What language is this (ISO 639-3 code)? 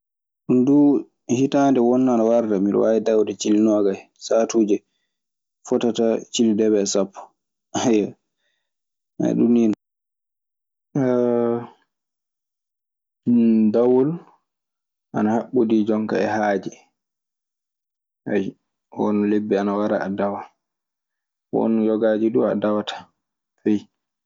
ffm